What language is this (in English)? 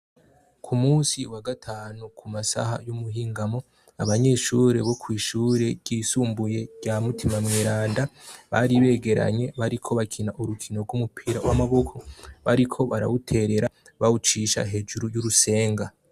Rundi